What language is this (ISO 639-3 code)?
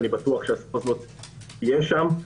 heb